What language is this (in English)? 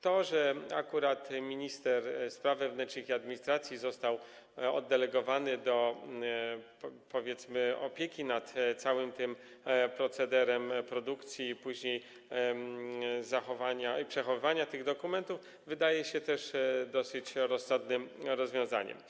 Polish